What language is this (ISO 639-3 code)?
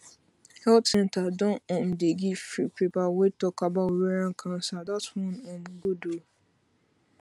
pcm